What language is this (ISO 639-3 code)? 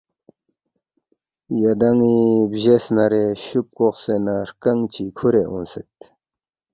bft